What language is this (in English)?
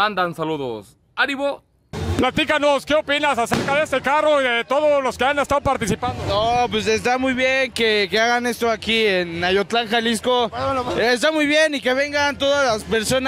Spanish